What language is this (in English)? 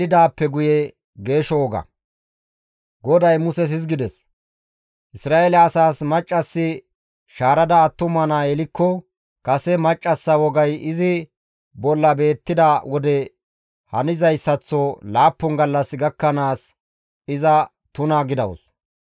Gamo